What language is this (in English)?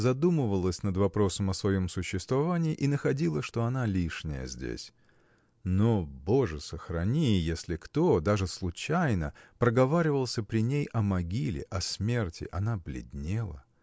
Russian